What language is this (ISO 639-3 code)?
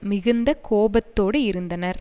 tam